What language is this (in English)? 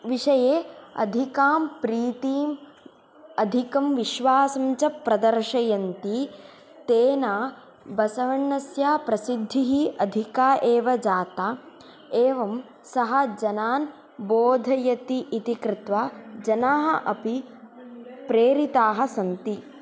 Sanskrit